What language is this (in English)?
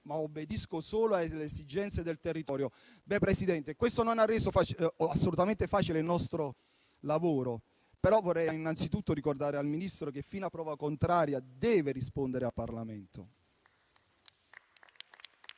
Italian